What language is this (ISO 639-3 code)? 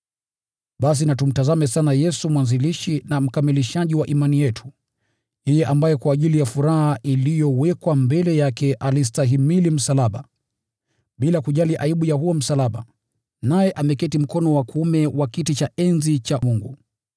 swa